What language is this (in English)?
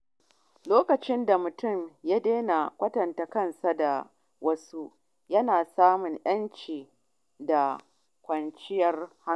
Hausa